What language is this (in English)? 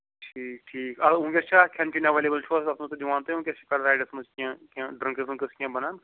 Kashmiri